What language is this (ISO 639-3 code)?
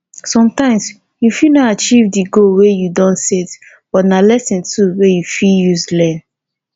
pcm